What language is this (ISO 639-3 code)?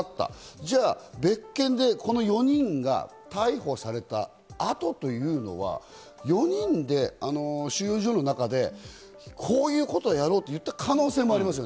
jpn